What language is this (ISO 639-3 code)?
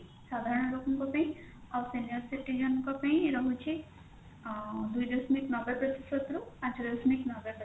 ori